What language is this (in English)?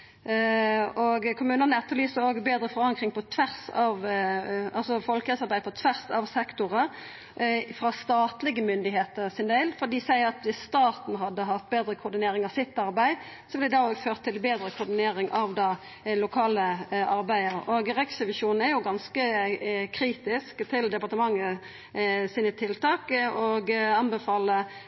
Norwegian Nynorsk